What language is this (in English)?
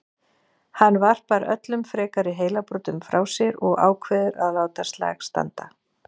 Icelandic